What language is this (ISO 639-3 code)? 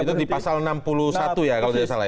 ind